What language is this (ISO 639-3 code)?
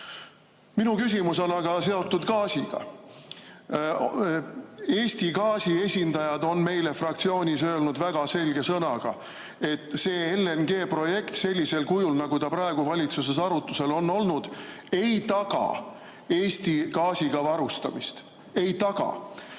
est